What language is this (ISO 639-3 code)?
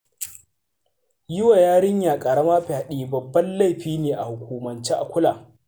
hau